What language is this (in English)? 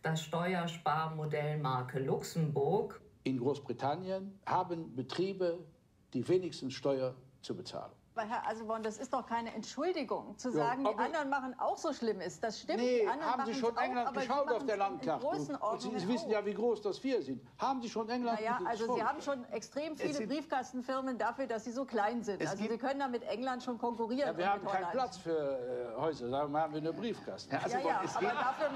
German